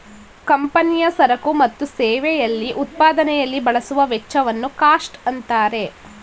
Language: Kannada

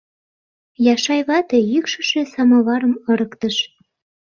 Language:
Mari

